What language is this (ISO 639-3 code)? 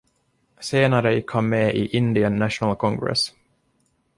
swe